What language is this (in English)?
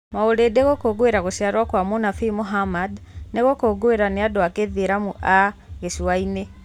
Kikuyu